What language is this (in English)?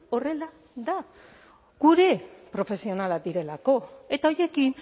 Basque